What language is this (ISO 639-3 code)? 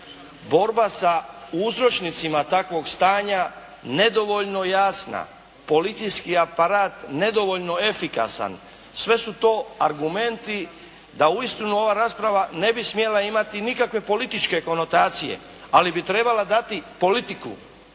hrv